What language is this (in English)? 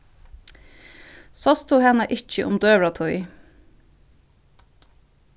Faroese